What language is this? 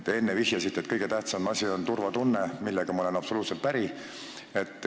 Estonian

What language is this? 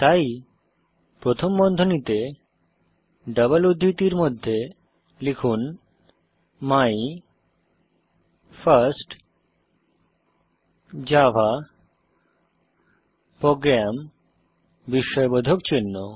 Bangla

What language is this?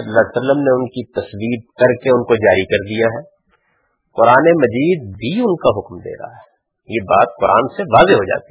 Urdu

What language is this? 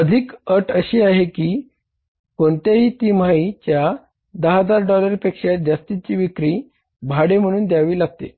Marathi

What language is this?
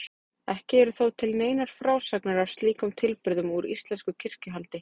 Icelandic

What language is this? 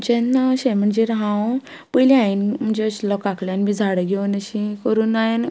Konkani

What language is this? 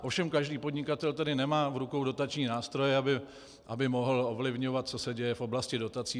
Czech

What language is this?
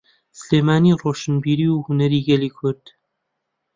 Central Kurdish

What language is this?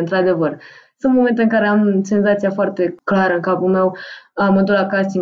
Romanian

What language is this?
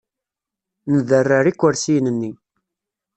Kabyle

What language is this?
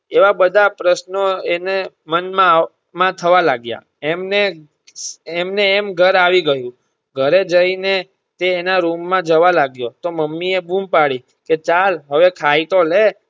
Gujarati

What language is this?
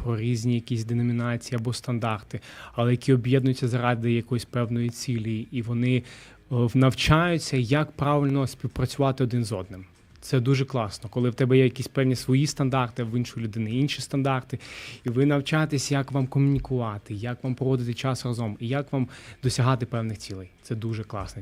Ukrainian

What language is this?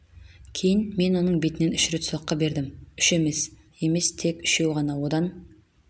Kazakh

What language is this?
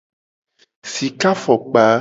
Gen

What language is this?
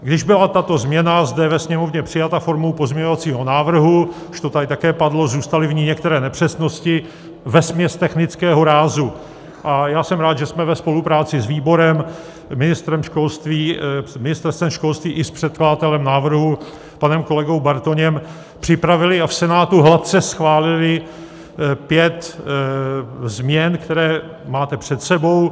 Czech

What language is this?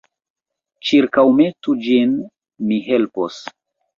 Esperanto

